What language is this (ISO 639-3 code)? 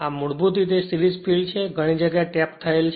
guj